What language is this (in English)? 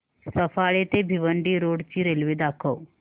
Marathi